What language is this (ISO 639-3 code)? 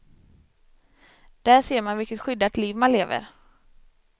swe